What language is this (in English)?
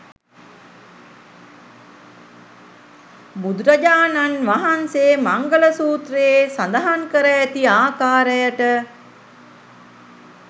Sinhala